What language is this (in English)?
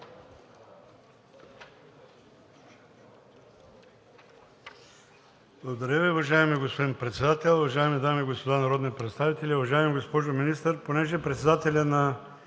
Bulgarian